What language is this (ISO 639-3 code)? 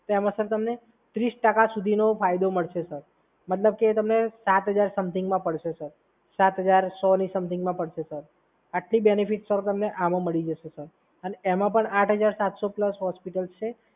guj